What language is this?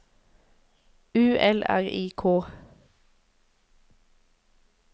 Norwegian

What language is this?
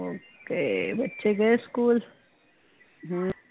Punjabi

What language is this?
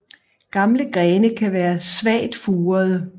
Danish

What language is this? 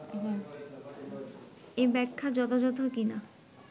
Bangla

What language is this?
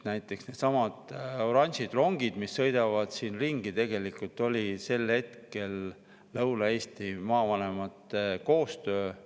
Estonian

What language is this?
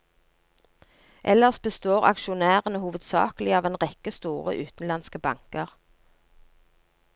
Norwegian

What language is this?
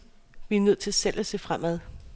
Danish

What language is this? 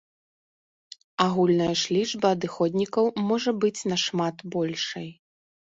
Belarusian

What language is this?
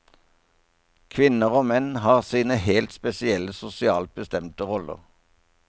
Norwegian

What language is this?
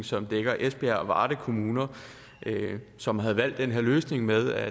Danish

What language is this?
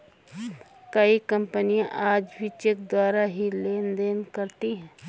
Hindi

